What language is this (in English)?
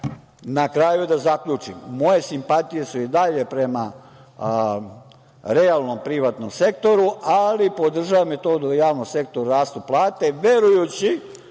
Serbian